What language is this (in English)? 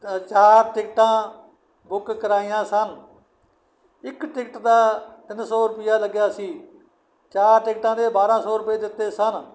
Punjabi